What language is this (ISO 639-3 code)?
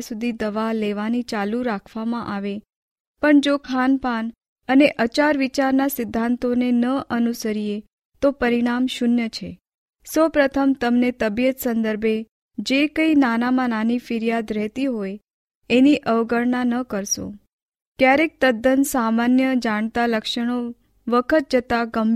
hin